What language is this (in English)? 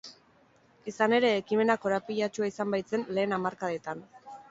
Basque